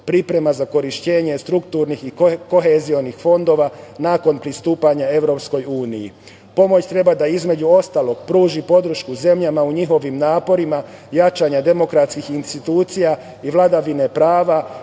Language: Serbian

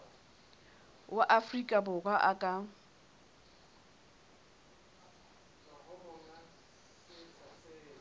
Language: Southern Sotho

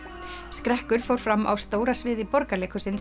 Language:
Icelandic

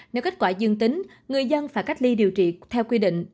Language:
Vietnamese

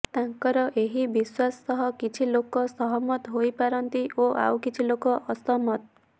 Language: Odia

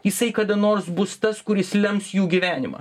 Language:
Lithuanian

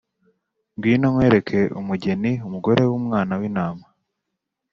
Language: Kinyarwanda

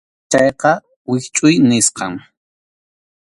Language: Arequipa-La Unión Quechua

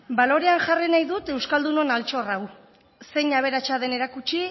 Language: Basque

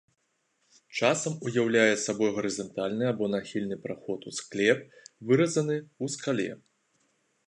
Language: Belarusian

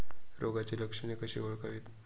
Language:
Marathi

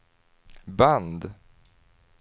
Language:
Swedish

